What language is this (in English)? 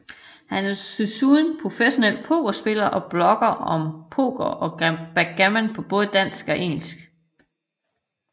Danish